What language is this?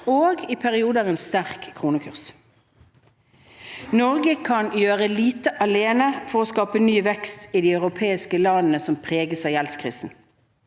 Norwegian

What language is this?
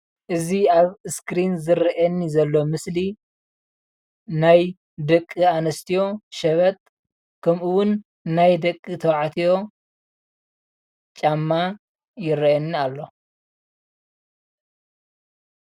Tigrinya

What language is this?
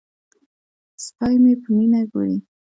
Pashto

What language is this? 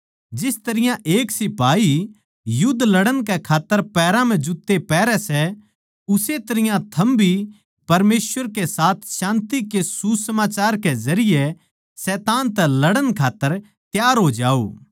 Haryanvi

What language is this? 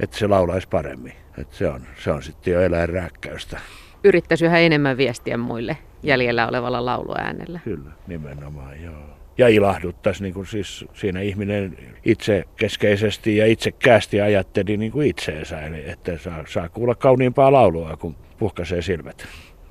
Finnish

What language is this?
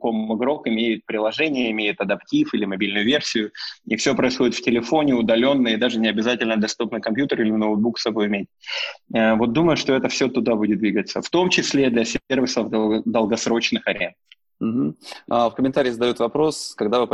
Russian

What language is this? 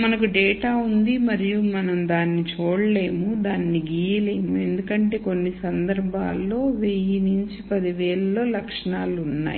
Telugu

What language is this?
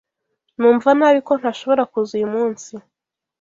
Kinyarwanda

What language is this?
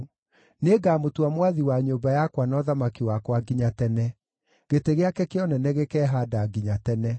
Kikuyu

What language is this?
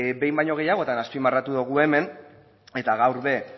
Basque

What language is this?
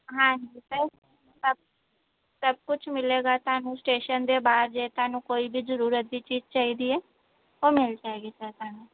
Punjabi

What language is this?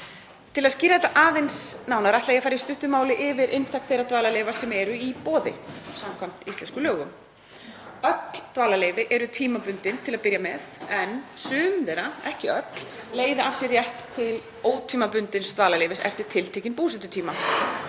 Icelandic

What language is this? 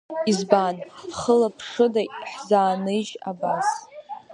Abkhazian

